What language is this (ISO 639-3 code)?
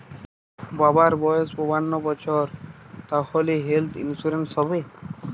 ben